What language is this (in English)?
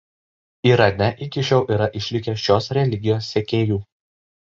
Lithuanian